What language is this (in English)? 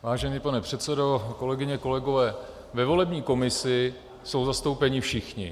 Czech